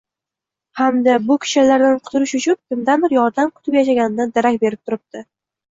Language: Uzbek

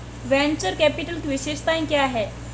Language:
Hindi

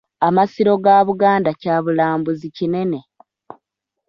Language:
Ganda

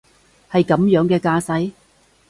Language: Cantonese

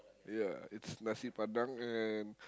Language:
English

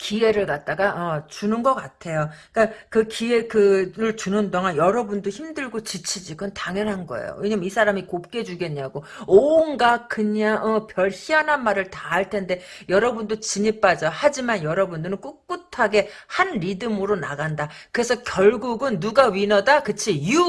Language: Korean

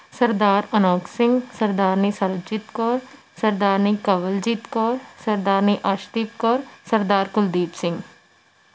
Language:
Punjabi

